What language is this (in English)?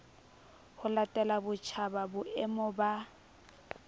Southern Sotho